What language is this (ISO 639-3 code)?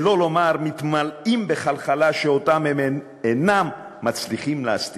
heb